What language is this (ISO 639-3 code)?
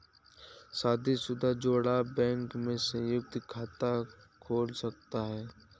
hin